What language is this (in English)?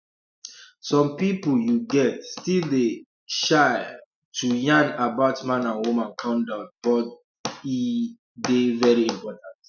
Nigerian Pidgin